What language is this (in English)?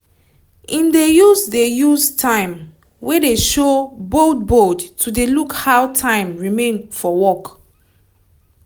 Nigerian Pidgin